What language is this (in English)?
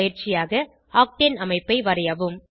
Tamil